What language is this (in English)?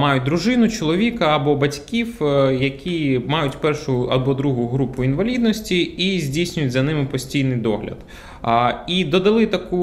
Ukrainian